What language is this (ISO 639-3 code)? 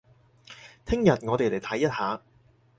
yue